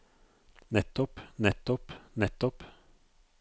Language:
Norwegian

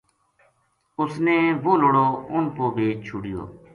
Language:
Gujari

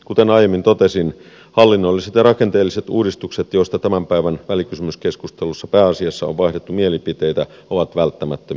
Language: Finnish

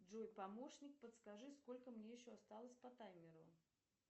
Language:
Russian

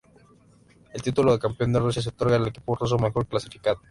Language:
Spanish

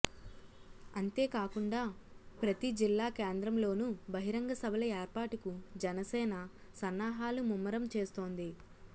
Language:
Telugu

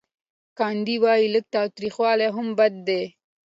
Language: Pashto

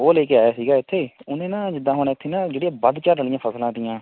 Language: Punjabi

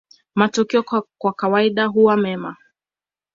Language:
Swahili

